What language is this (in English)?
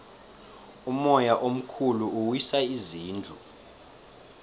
South Ndebele